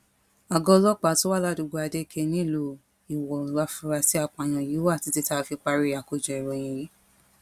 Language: Yoruba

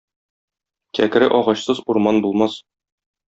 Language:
Tatar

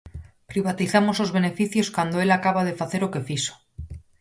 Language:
Galician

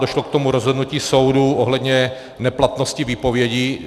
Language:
Czech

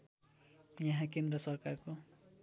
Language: Nepali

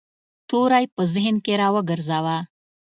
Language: Pashto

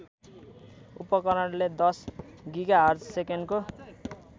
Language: Nepali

